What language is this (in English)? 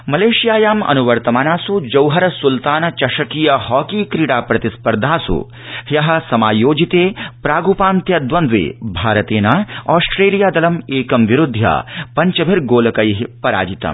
Sanskrit